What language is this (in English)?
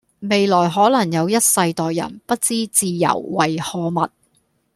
Cantonese